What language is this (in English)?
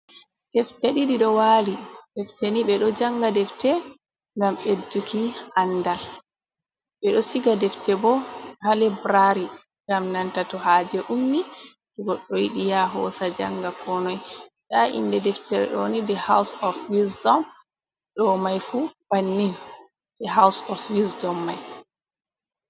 Fula